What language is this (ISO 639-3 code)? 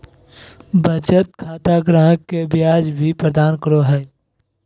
mag